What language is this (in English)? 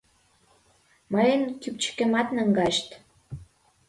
Mari